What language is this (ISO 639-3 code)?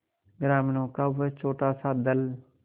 hin